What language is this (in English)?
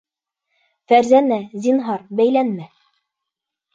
Bashkir